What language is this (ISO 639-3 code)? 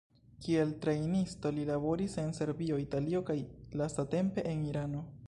epo